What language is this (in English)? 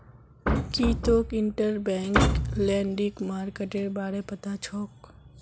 Magahi